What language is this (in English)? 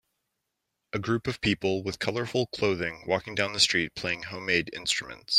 English